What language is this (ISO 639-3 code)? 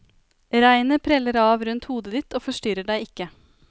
nor